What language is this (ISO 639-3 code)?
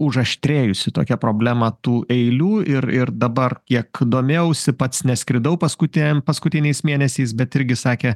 lit